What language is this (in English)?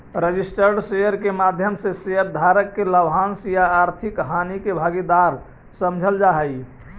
Magahi